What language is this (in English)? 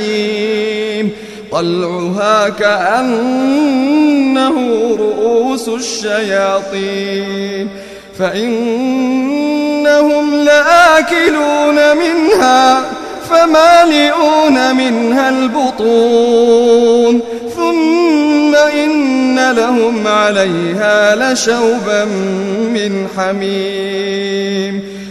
Arabic